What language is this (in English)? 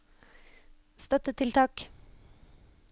Norwegian